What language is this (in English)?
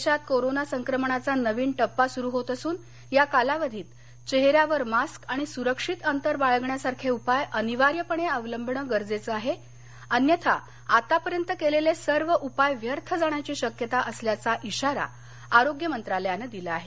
Marathi